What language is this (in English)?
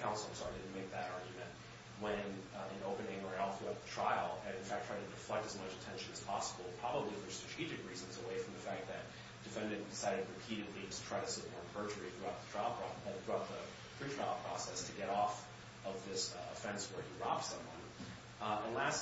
English